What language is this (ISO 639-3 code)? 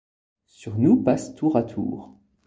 fra